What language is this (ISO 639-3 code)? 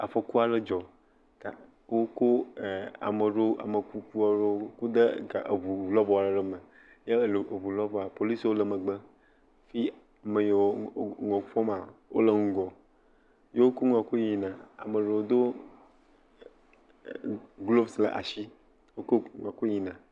ewe